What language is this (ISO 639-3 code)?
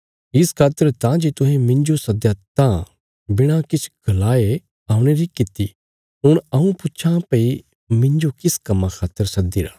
kfs